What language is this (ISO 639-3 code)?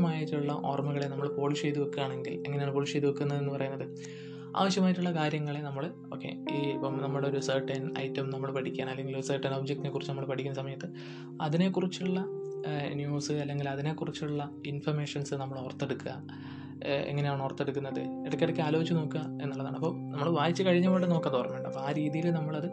mal